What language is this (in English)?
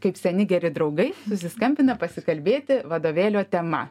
Lithuanian